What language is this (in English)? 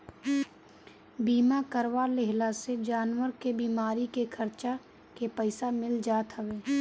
Bhojpuri